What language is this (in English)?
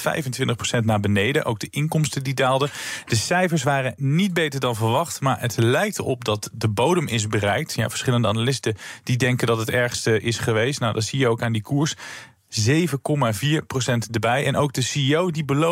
Dutch